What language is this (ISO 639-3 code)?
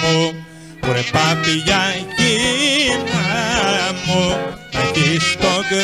ell